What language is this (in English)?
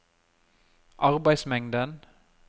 Norwegian